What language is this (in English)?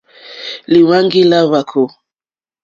Mokpwe